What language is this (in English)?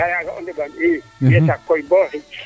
Serer